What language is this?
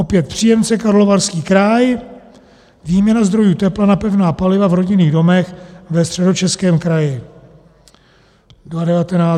Czech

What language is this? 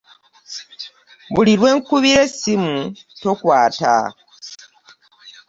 Ganda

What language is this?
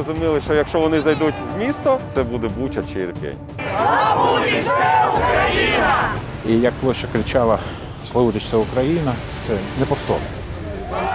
Ukrainian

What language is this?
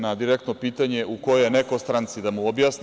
Serbian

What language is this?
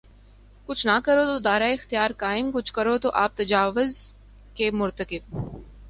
Urdu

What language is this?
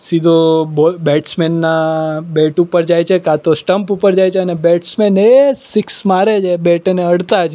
Gujarati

